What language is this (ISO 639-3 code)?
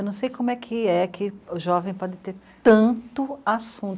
por